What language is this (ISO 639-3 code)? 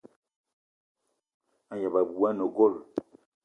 eto